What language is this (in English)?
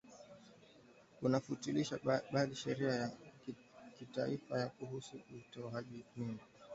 Swahili